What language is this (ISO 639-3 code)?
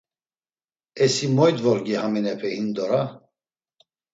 lzz